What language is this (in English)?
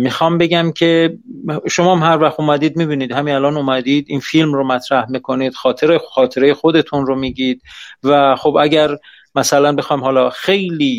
Persian